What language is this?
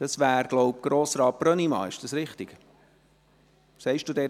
Swiss German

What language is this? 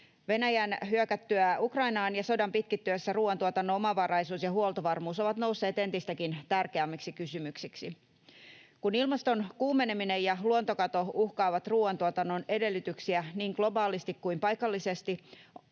Finnish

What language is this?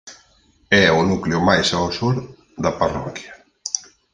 Galician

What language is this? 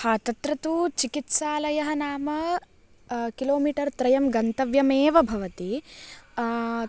Sanskrit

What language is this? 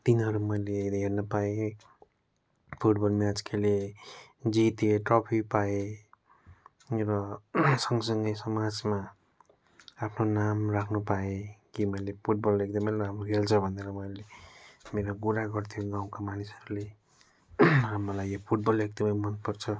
Nepali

